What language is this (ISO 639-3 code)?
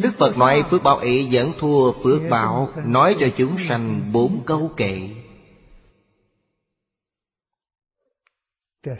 vie